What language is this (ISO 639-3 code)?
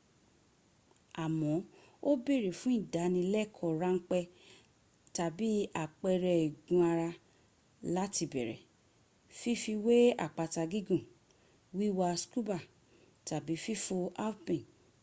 yor